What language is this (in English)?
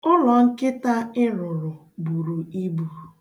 Igbo